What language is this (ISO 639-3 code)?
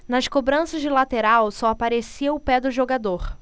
por